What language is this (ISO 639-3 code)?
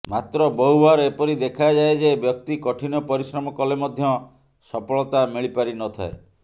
ori